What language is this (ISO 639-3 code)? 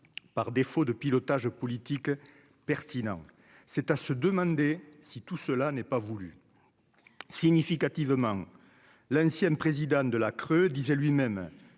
fra